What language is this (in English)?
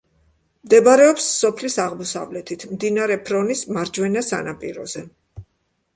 Georgian